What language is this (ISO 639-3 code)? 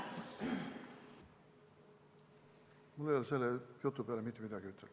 est